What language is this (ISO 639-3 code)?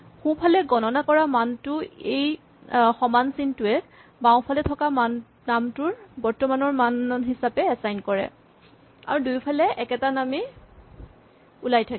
asm